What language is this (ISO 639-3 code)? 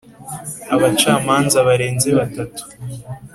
kin